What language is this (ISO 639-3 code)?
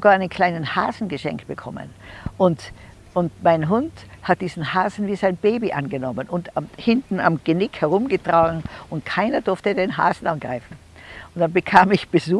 deu